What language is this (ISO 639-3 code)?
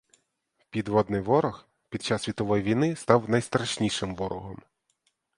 ukr